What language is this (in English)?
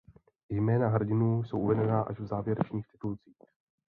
Czech